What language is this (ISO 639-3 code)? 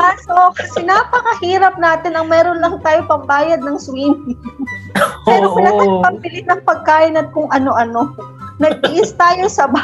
fil